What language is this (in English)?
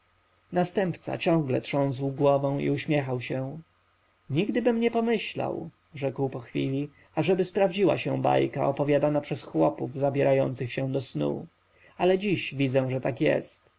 Polish